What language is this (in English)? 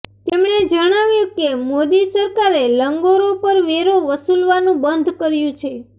Gujarati